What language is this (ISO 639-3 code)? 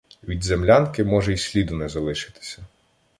ukr